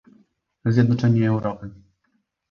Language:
Polish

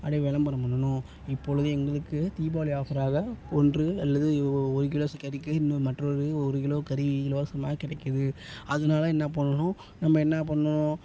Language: Tamil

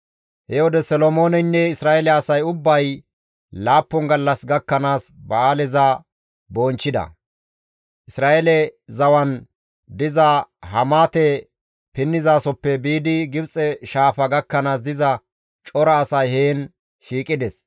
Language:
Gamo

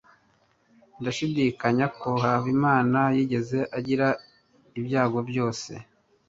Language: Kinyarwanda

